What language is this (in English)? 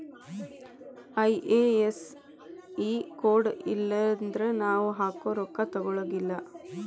Kannada